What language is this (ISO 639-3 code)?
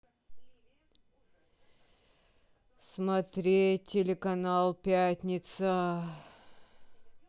rus